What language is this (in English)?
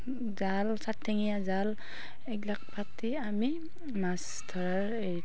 Assamese